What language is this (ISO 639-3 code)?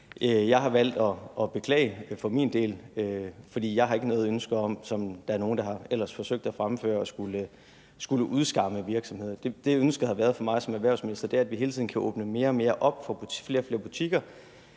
dan